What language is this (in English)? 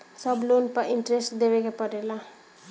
Bhojpuri